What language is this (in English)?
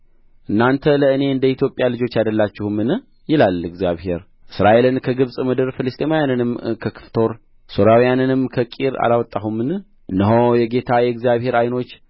Amharic